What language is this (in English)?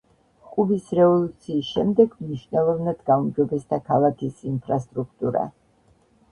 Georgian